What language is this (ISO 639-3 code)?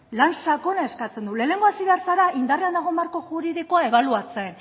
eus